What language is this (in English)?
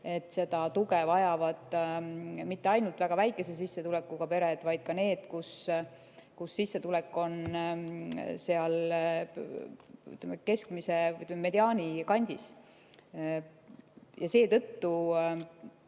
Estonian